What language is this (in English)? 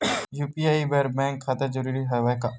Chhattisgarhi